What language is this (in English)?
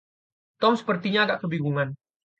Indonesian